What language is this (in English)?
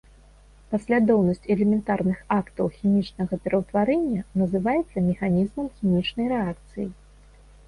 Belarusian